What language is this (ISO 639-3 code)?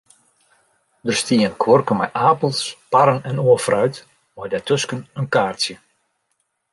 fry